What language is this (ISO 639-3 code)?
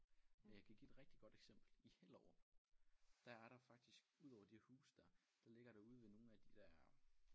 dan